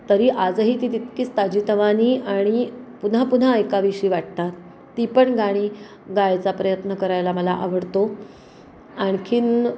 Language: Marathi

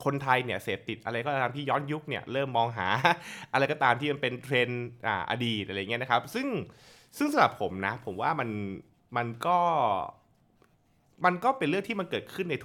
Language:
Thai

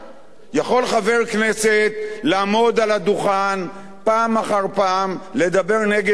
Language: Hebrew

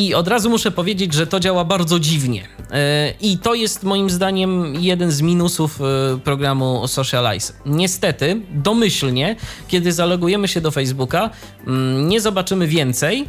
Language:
Polish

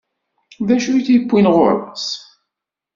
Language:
Kabyle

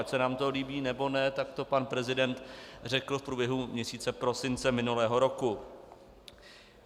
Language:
Czech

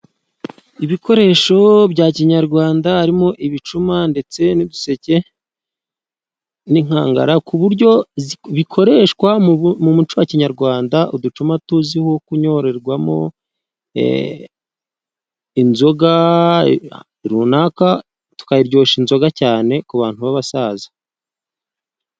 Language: Kinyarwanda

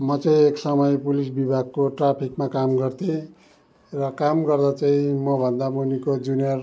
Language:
Nepali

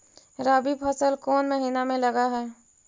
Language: Magahi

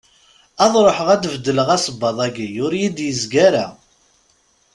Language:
Kabyle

